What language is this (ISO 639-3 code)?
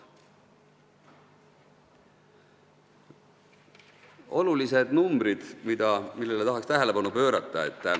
est